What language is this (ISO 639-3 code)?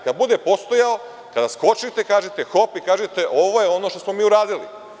srp